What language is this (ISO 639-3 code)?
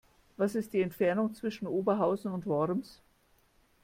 deu